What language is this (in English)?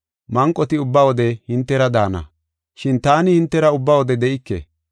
Gofa